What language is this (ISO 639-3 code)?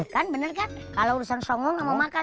ind